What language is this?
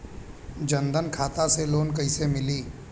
Bhojpuri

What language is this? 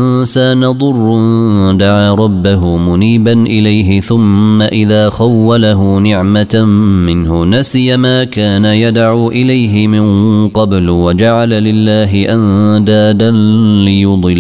Arabic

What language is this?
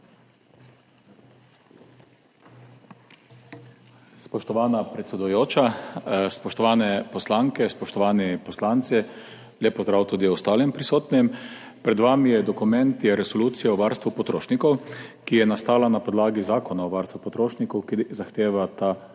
Slovenian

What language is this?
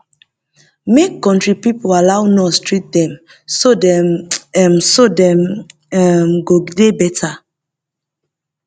Nigerian Pidgin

